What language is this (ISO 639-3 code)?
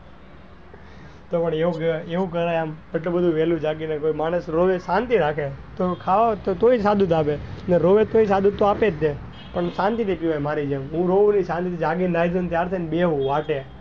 guj